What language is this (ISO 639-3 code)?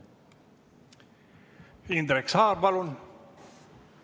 est